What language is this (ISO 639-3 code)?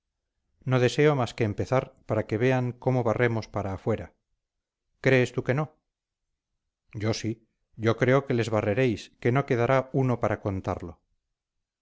spa